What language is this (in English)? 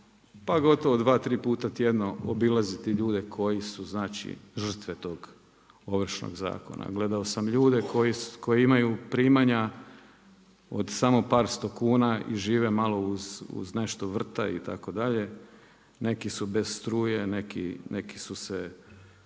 Croatian